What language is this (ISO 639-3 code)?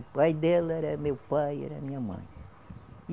por